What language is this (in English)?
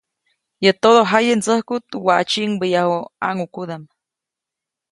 Copainalá Zoque